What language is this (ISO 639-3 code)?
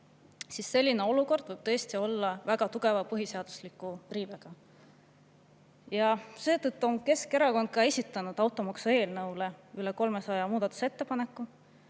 est